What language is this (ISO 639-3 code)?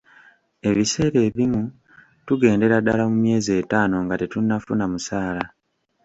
lug